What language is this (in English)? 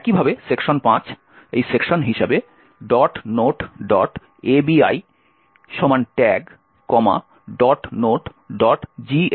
Bangla